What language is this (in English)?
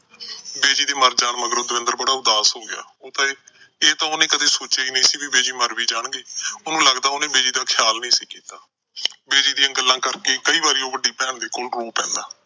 Punjabi